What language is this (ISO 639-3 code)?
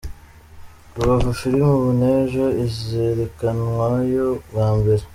kin